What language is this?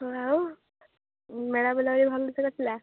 Odia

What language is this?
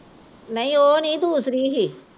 Punjabi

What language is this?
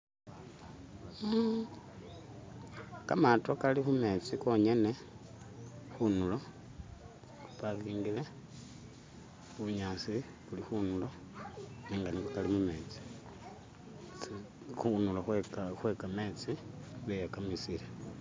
Masaaba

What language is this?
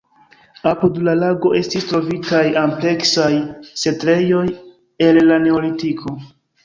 Esperanto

